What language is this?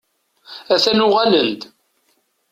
Kabyle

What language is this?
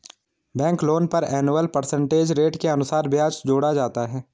Hindi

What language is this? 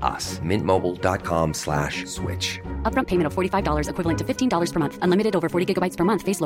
Filipino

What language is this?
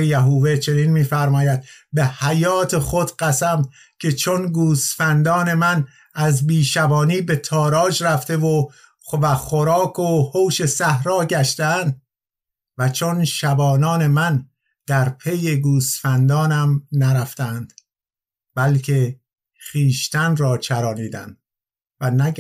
Persian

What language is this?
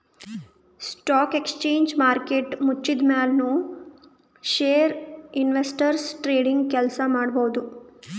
Kannada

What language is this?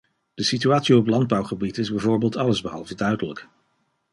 Dutch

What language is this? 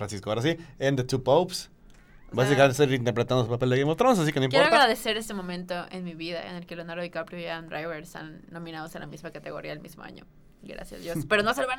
Spanish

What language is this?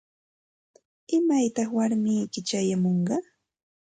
Santa Ana de Tusi Pasco Quechua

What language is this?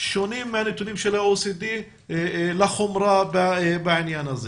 Hebrew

